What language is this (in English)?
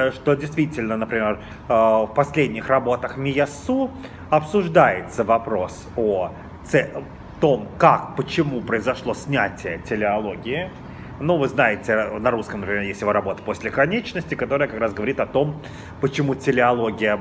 Russian